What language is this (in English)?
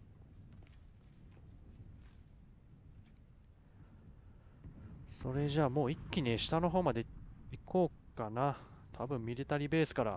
Japanese